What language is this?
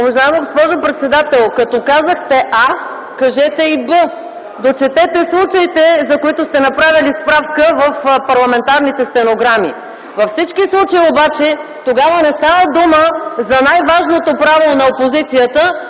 Bulgarian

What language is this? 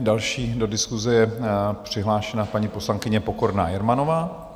Czech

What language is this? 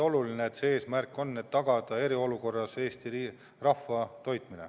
Estonian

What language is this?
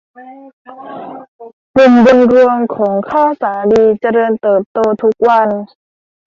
Thai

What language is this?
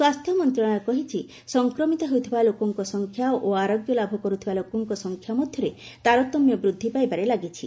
Odia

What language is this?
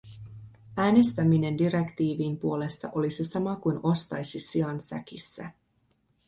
Finnish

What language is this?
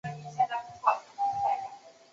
Chinese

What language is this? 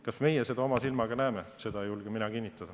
Estonian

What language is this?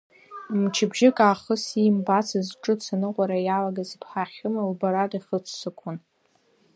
Abkhazian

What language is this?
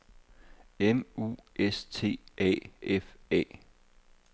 Danish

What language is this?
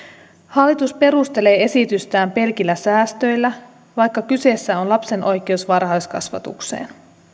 Finnish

